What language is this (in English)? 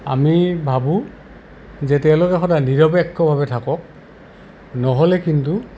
Assamese